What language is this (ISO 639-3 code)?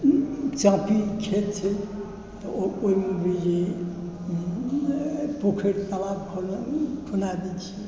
mai